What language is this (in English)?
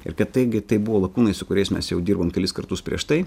Lithuanian